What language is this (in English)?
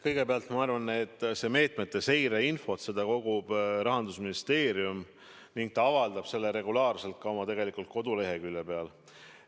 Estonian